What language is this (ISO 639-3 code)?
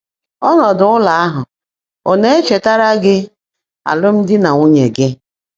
ibo